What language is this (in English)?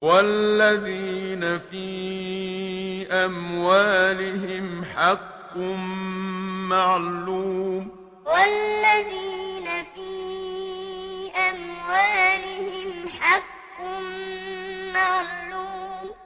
Arabic